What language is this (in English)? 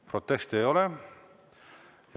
Estonian